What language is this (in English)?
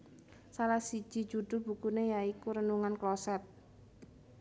Javanese